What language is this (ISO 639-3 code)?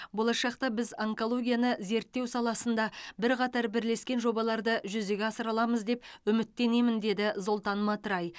kaz